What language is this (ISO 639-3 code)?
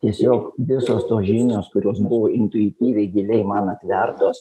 lit